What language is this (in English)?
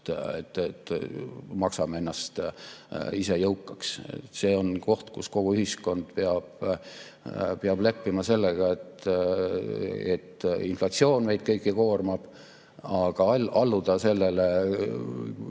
Estonian